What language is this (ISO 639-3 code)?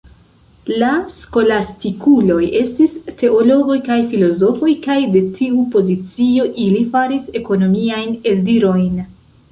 epo